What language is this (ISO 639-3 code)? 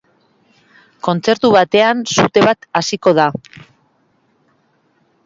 eus